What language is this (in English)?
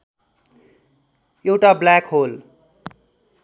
Nepali